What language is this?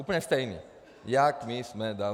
Czech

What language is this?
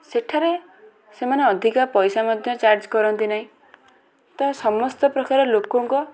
Odia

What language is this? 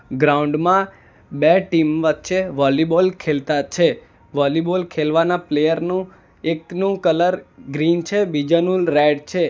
Gujarati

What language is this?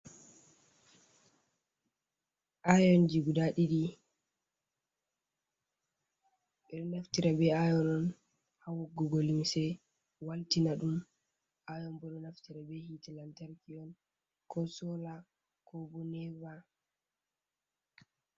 Fula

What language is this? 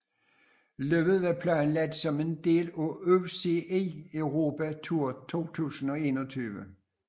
Danish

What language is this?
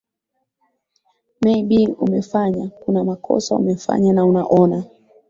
Swahili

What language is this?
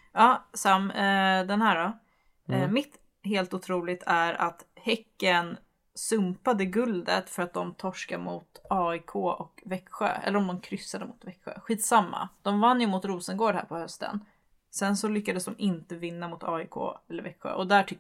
Swedish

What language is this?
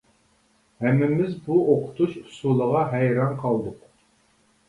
Uyghur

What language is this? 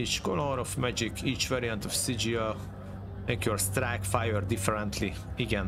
Hungarian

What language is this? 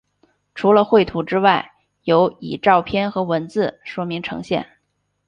Chinese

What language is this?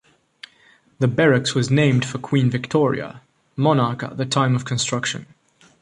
English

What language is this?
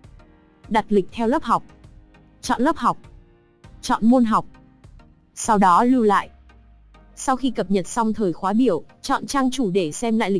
Vietnamese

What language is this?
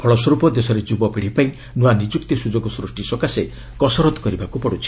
Odia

